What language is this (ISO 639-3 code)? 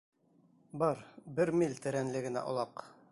bak